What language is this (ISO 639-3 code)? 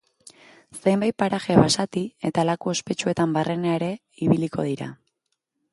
eus